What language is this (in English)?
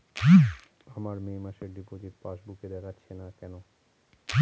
Bangla